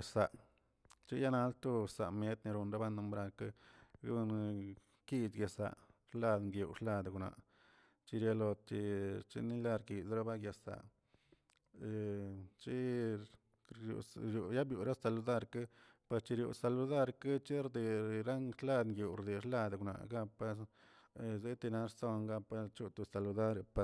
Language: Tilquiapan Zapotec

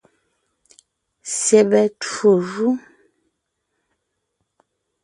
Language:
Ngiemboon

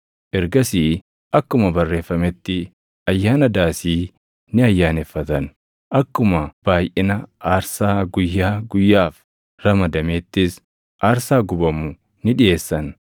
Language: Oromo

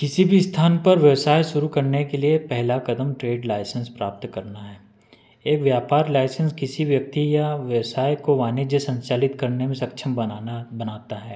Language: Hindi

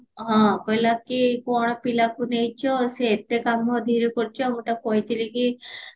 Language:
Odia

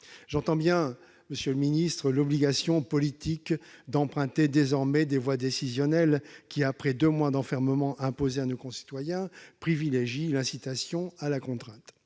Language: French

